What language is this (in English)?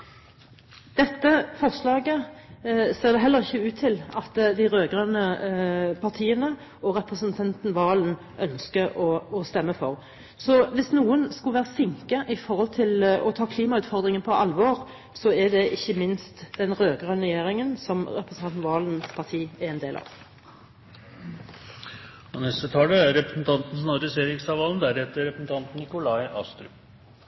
Norwegian Bokmål